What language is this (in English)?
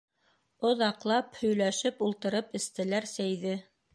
Bashkir